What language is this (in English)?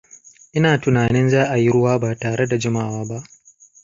Hausa